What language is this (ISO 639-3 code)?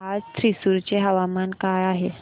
mar